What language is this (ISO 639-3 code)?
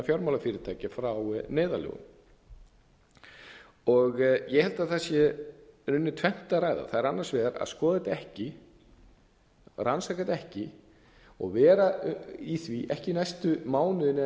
isl